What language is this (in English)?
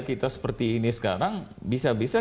Indonesian